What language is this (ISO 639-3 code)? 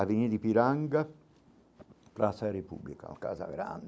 por